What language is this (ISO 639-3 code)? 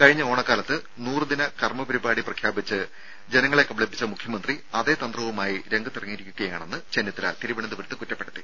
mal